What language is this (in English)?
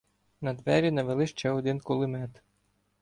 Ukrainian